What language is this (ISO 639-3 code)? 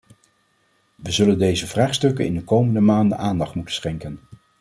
nld